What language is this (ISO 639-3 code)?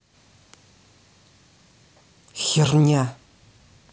rus